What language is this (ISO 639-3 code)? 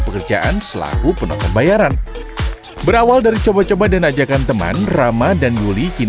ind